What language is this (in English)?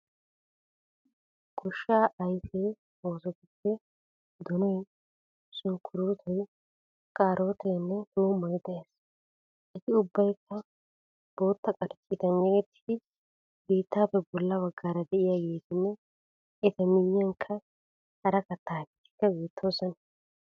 Wolaytta